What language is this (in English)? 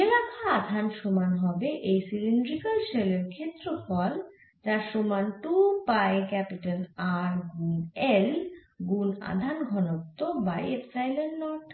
Bangla